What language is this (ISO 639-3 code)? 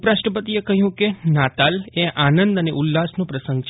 guj